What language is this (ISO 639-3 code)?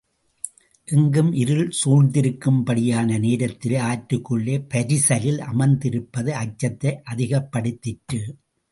tam